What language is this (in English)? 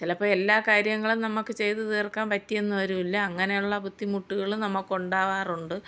Malayalam